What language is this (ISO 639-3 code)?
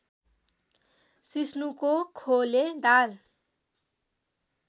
nep